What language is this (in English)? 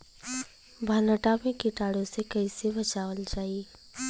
Bhojpuri